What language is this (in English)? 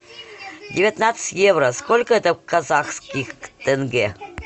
Russian